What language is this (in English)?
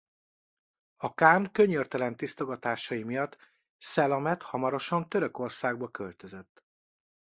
Hungarian